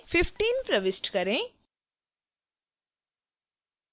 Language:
Hindi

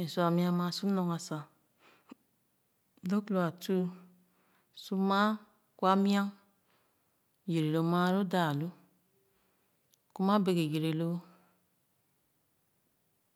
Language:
Khana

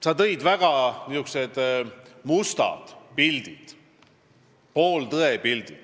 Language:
Estonian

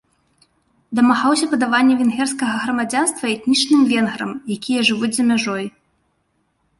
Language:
Belarusian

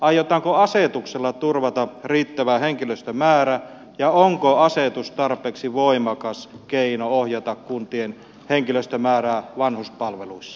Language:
Finnish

